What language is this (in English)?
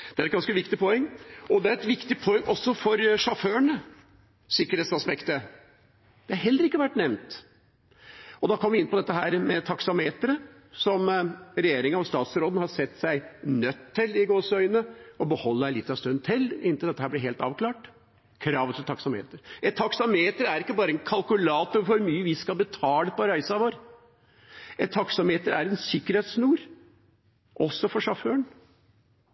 Norwegian Bokmål